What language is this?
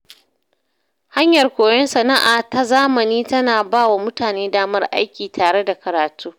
Hausa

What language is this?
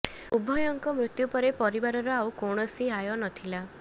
Odia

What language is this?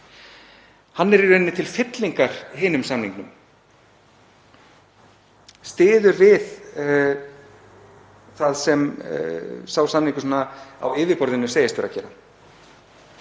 Icelandic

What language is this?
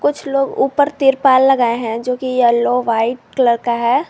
Hindi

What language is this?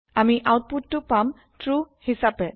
Assamese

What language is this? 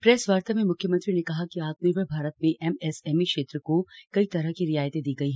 Hindi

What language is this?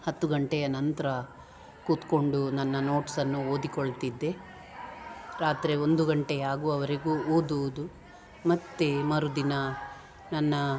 Kannada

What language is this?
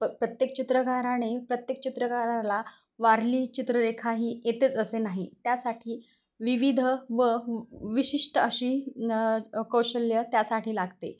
Marathi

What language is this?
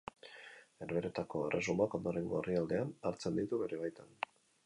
Basque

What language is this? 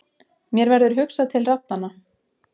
Icelandic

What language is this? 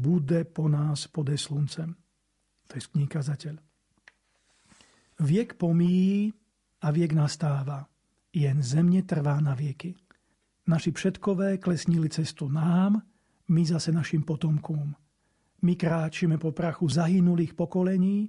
Slovak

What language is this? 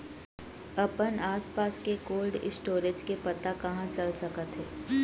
Chhattisgarhi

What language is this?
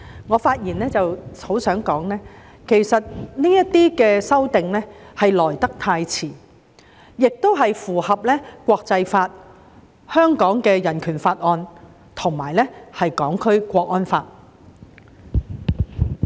Cantonese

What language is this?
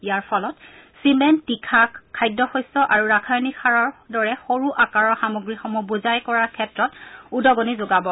Assamese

